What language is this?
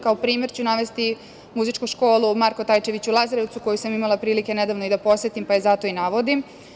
Serbian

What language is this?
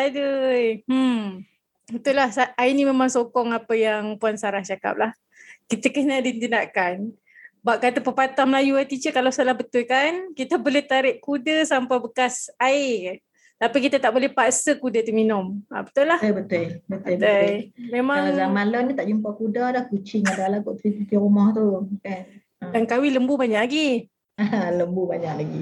Malay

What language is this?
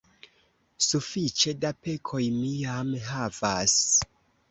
Esperanto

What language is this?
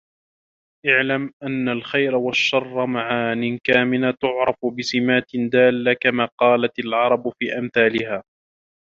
Arabic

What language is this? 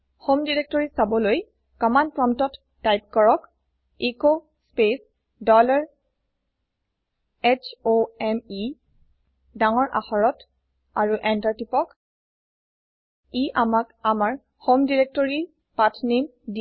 Assamese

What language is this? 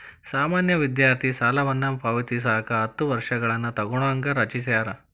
Kannada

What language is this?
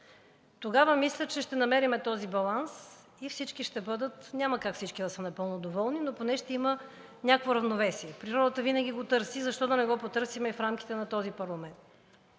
Bulgarian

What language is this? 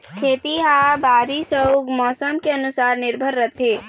Chhattisgarhi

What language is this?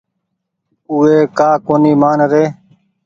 Goaria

